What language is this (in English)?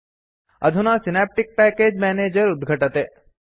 Sanskrit